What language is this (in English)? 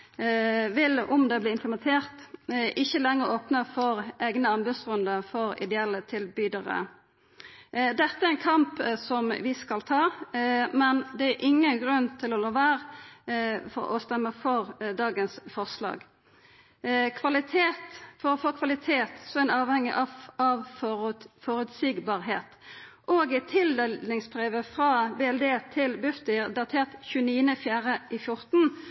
Norwegian Nynorsk